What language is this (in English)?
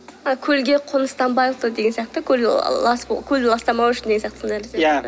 Kazakh